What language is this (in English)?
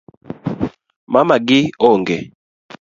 Luo (Kenya and Tanzania)